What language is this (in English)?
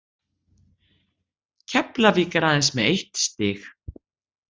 Icelandic